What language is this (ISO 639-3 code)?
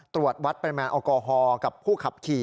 tha